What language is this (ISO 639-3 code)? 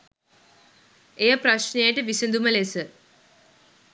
sin